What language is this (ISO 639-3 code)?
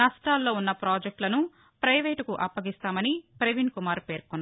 tel